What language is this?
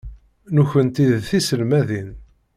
Kabyle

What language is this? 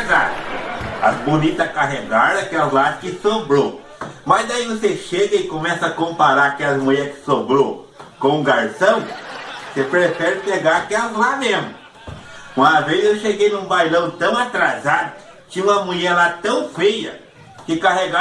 Portuguese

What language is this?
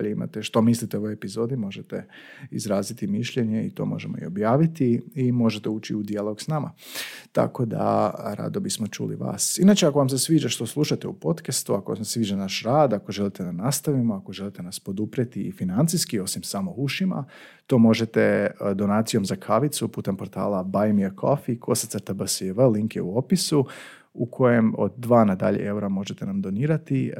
Croatian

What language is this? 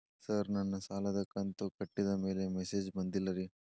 Kannada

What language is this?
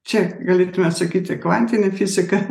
Lithuanian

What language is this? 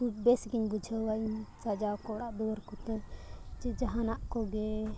Santali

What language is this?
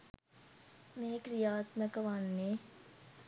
Sinhala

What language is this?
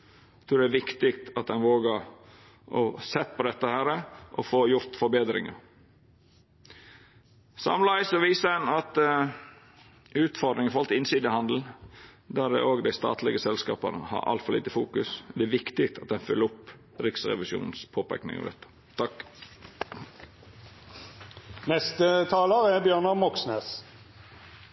Norwegian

